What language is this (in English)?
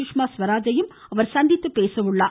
Tamil